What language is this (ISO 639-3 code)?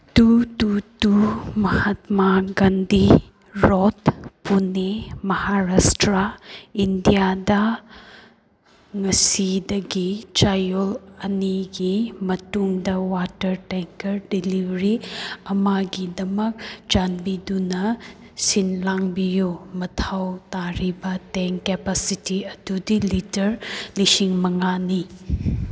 mni